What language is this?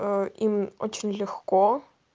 Russian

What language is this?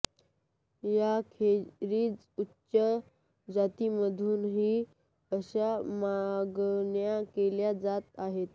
Marathi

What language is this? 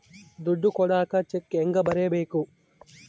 Kannada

